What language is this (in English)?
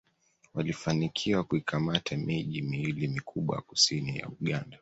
Swahili